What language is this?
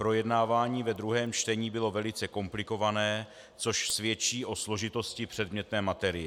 Czech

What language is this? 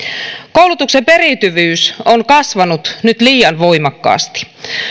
Finnish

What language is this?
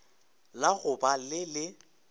Northern Sotho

